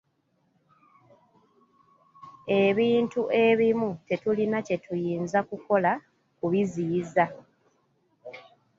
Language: Ganda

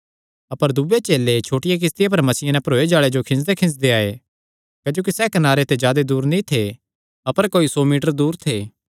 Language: Kangri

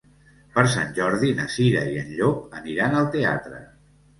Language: Catalan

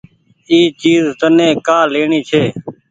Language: Goaria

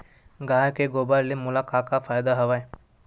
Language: Chhattisgarhi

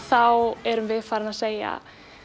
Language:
Icelandic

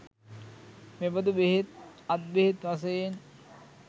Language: Sinhala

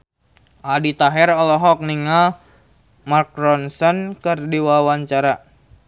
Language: Sundanese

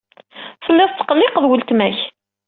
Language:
Kabyle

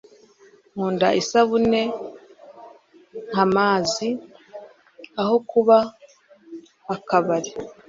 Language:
Kinyarwanda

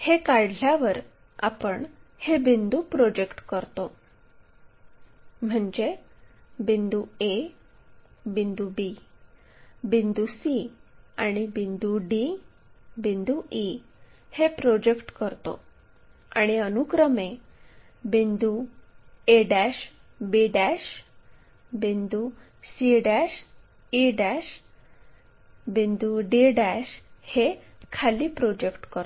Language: Marathi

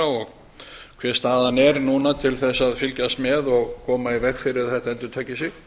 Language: Icelandic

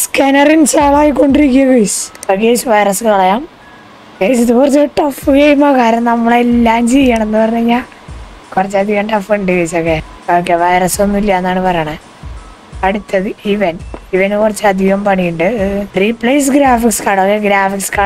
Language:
Turkish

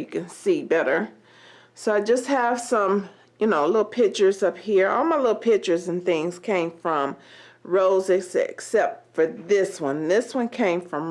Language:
English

